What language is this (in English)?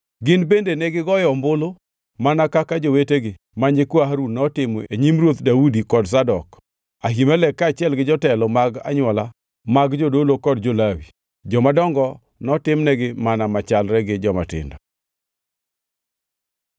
Luo (Kenya and Tanzania)